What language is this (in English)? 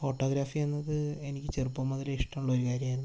Malayalam